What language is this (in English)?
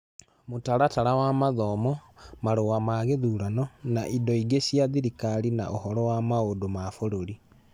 Kikuyu